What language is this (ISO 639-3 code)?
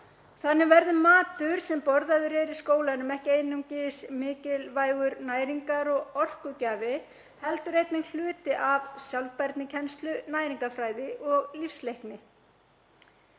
isl